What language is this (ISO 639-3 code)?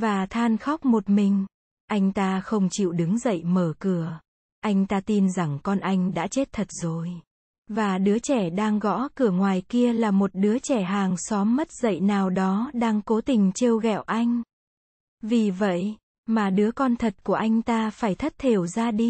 vie